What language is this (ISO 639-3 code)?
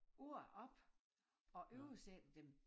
dan